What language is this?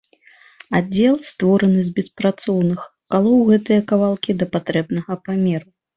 Belarusian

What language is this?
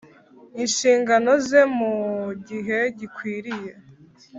Kinyarwanda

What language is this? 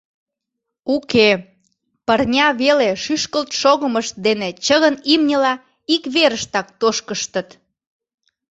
Mari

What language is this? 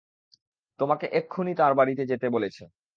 Bangla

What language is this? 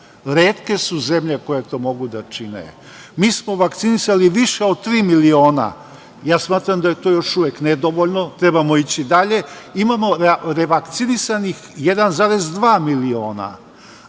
Serbian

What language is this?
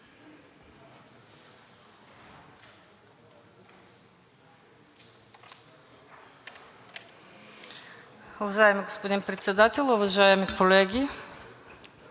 Bulgarian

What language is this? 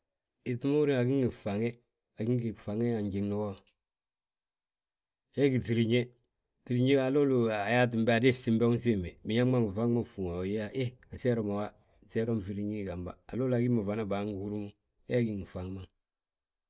Balanta-Ganja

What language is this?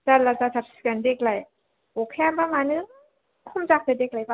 Bodo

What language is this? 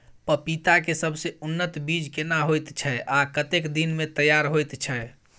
Maithili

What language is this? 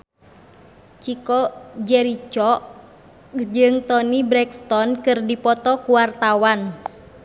Sundanese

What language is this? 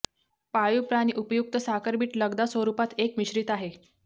Marathi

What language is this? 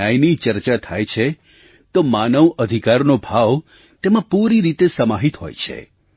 Gujarati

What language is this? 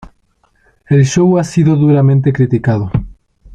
Spanish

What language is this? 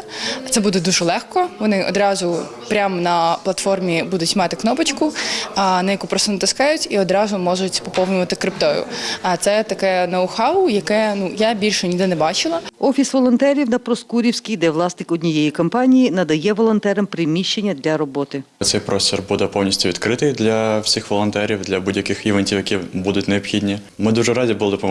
Ukrainian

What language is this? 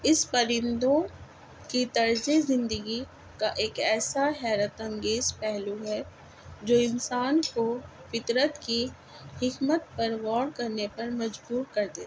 Urdu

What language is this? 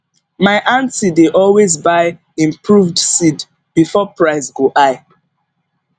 Nigerian Pidgin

